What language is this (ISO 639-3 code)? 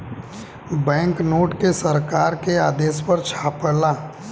bho